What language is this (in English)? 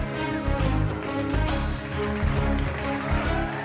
Thai